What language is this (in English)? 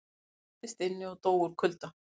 Icelandic